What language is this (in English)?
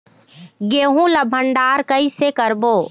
Chhattisgarhi